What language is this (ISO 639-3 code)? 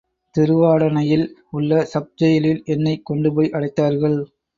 tam